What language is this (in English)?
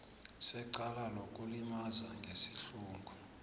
South Ndebele